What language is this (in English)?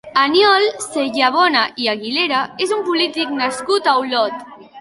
Catalan